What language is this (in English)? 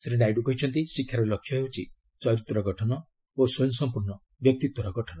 Odia